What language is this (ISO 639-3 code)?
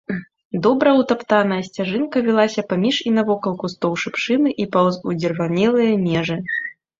bel